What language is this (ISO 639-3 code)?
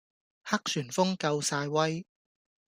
yue